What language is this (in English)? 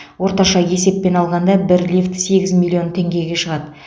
Kazakh